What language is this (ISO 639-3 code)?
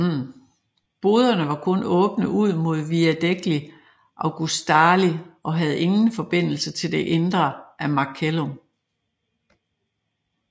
dan